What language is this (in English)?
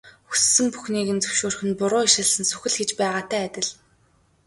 Mongolian